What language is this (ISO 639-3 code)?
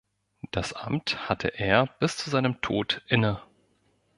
deu